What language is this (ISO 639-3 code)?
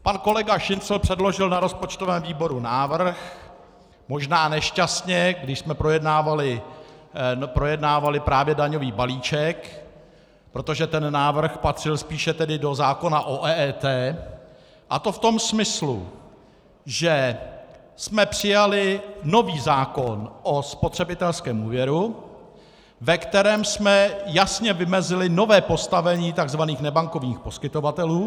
ces